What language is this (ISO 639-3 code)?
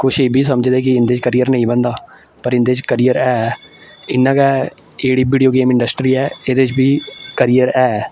doi